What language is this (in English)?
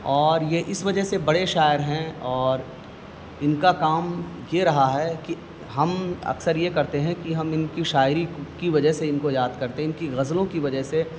Urdu